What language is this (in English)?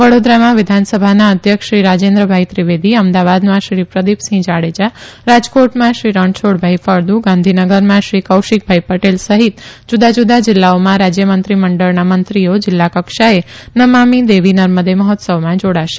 Gujarati